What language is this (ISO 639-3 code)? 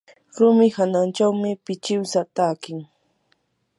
qur